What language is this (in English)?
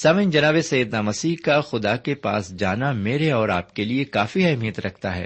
Urdu